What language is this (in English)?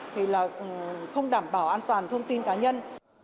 Vietnamese